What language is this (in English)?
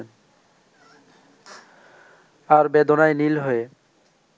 Bangla